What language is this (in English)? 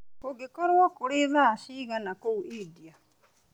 Kikuyu